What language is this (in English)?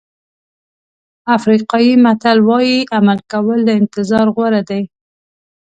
Pashto